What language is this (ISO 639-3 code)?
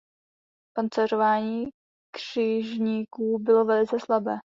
ces